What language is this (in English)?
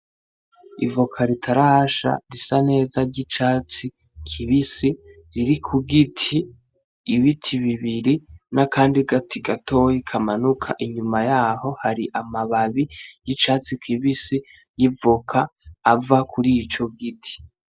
Rundi